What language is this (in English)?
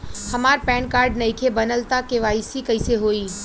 Bhojpuri